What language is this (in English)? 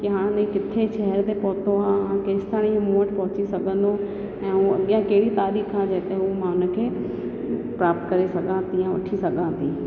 Sindhi